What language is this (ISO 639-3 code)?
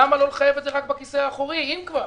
heb